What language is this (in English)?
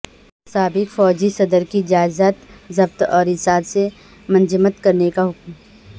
Urdu